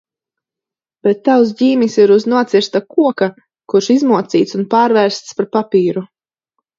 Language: Latvian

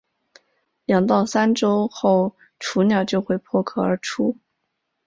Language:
Chinese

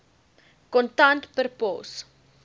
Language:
Afrikaans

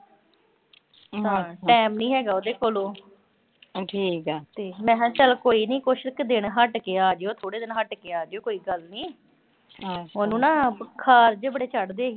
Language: Punjabi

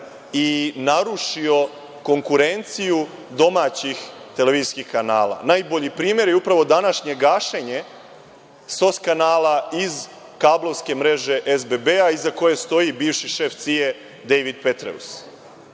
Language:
Serbian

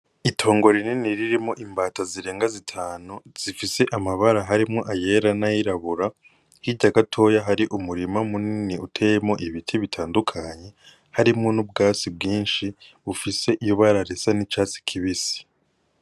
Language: Rundi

